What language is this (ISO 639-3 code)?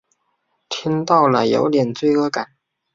zho